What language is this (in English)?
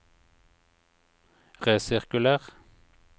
Norwegian